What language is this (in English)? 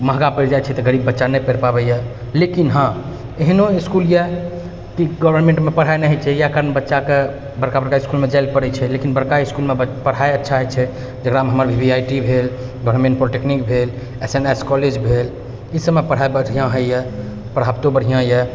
Maithili